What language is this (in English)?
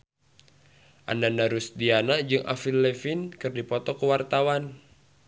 Sundanese